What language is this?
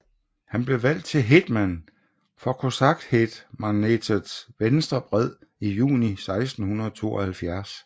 Danish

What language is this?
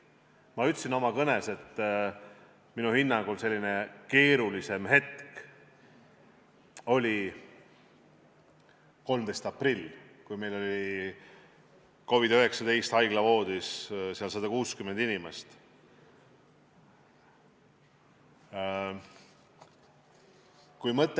Estonian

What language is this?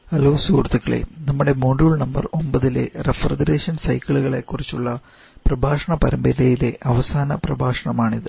Malayalam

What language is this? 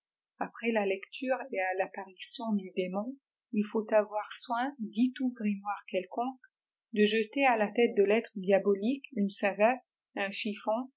French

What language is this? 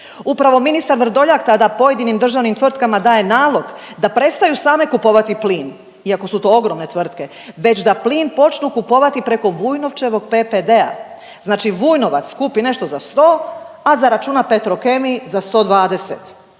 Croatian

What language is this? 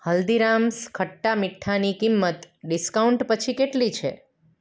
Gujarati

